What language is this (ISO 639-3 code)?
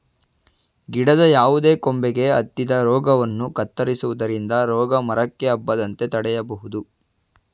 kan